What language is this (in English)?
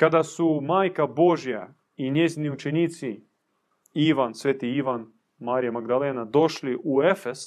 Croatian